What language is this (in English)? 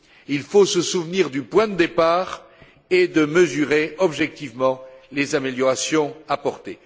French